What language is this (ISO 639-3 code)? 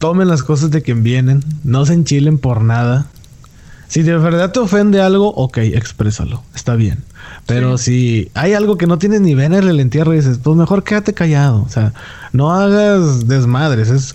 spa